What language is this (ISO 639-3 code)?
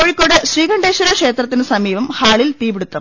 mal